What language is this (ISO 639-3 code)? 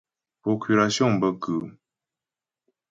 bbj